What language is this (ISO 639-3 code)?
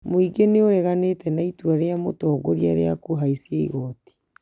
kik